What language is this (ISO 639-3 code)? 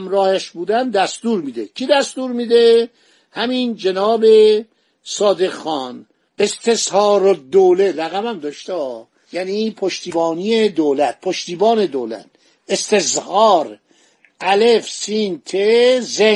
fas